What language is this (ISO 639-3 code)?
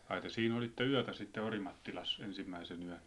fin